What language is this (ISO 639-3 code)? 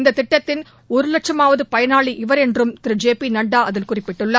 tam